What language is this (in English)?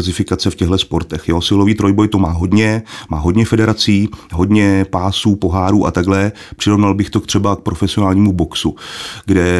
Czech